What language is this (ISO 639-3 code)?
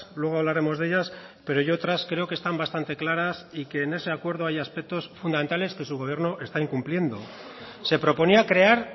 spa